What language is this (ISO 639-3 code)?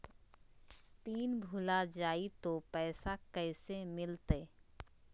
mag